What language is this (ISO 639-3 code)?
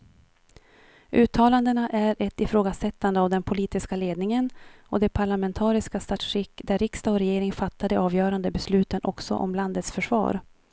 swe